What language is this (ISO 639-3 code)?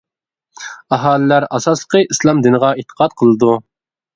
uig